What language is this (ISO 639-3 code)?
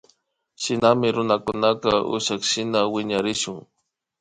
qvi